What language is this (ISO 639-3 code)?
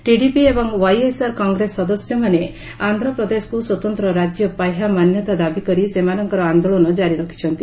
ori